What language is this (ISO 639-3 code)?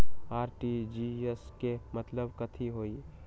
mag